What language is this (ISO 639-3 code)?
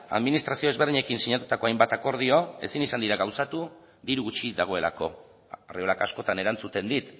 eus